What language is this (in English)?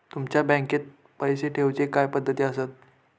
Marathi